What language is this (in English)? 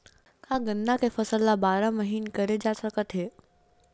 Chhattisgarhi